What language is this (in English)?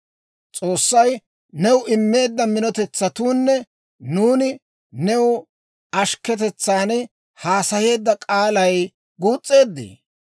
Dawro